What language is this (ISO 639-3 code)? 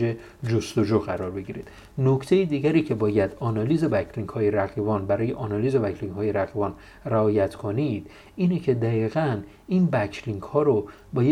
fas